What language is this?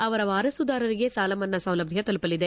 Kannada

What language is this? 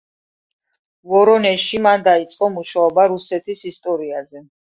Georgian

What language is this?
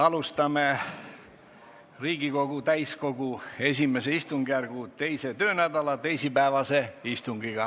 Estonian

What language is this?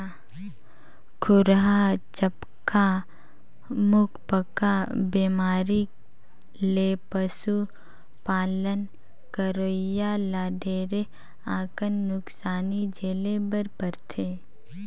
Chhattisgarhi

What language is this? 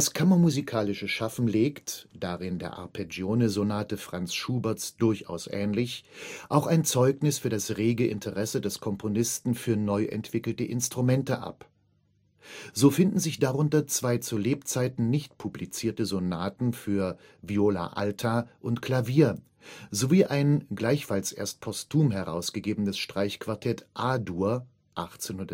German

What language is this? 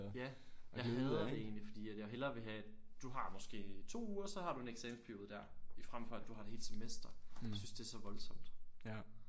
Danish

